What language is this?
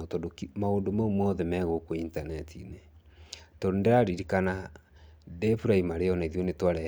Kikuyu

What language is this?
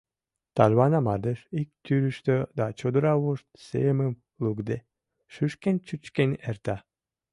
Mari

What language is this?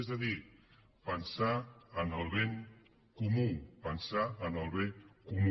Catalan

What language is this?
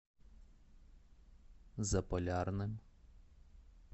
Russian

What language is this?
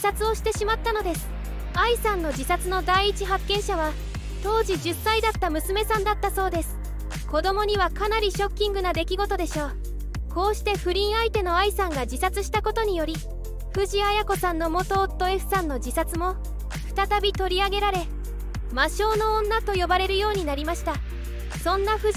Japanese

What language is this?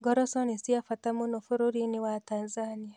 Kikuyu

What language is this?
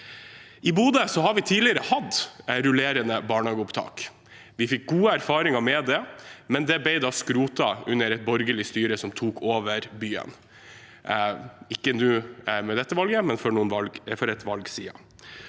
Norwegian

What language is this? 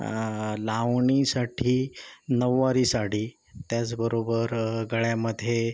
Marathi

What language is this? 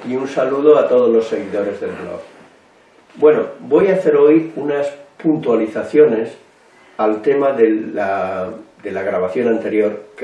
Spanish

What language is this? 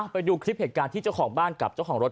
Thai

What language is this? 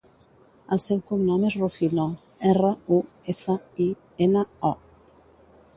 Catalan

